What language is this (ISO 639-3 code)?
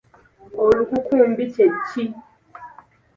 lug